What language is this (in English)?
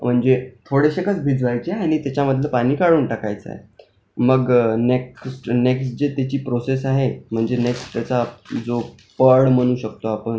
Marathi